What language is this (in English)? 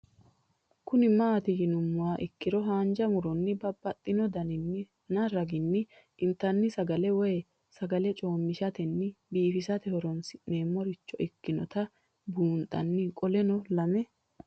Sidamo